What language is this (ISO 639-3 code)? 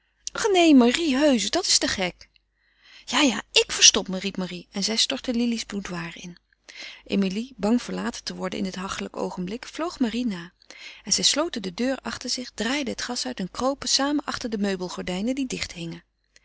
nld